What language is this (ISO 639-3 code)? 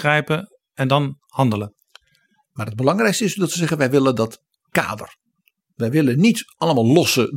nld